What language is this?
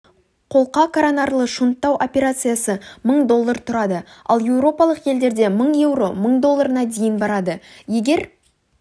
Kazakh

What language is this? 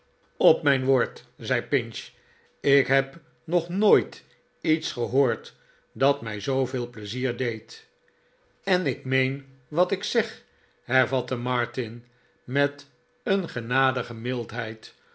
Dutch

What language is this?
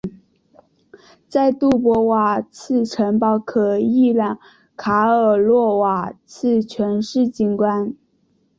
Chinese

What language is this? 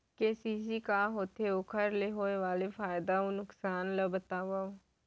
Chhattisgarhi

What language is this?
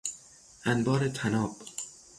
Persian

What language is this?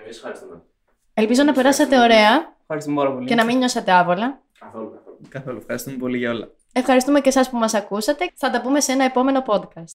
Greek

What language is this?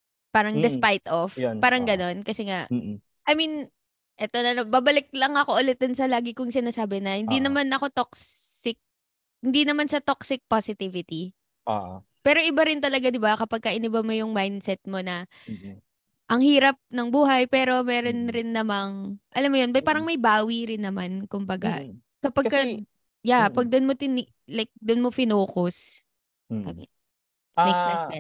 Filipino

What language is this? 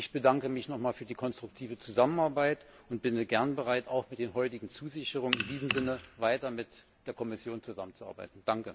German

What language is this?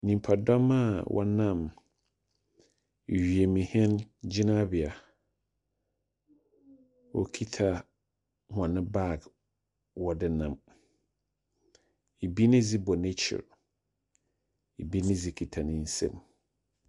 Akan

